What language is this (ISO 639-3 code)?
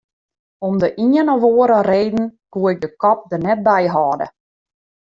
fry